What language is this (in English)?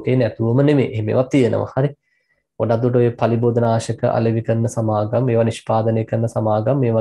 Turkish